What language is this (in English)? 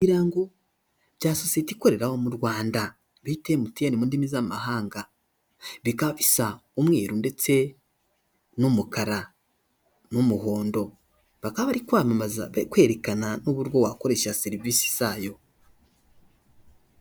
Kinyarwanda